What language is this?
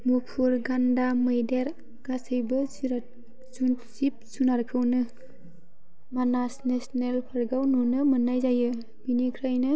Bodo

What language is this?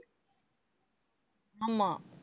Tamil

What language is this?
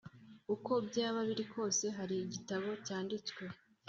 Kinyarwanda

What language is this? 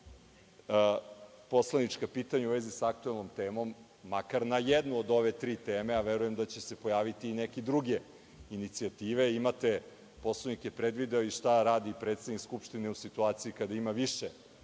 Serbian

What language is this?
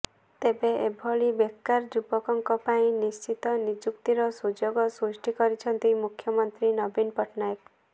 Odia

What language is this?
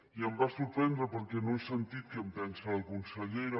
Catalan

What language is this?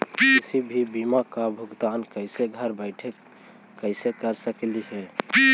Magahi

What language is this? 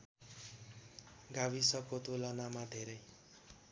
Nepali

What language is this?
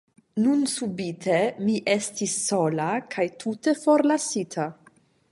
Esperanto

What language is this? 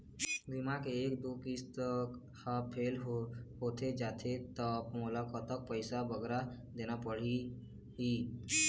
Chhattisgarhi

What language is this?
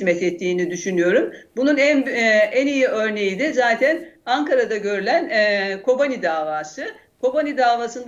Turkish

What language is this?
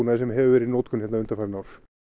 Icelandic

